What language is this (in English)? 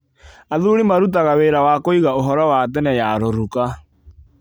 Kikuyu